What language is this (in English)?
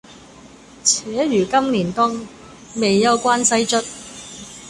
Cantonese